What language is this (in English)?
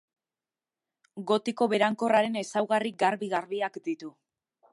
Basque